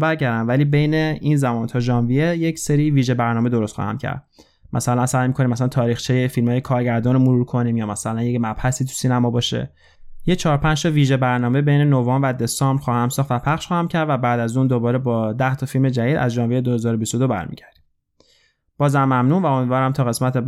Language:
Persian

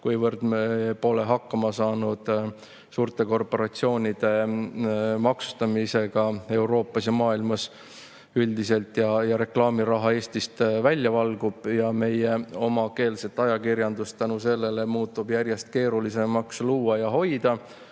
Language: Estonian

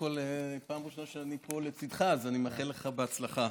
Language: Hebrew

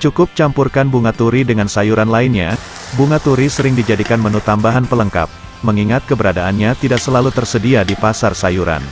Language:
Indonesian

